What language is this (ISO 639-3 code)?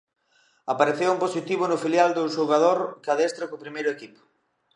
glg